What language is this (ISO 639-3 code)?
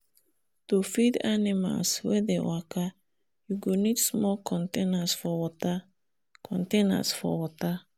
pcm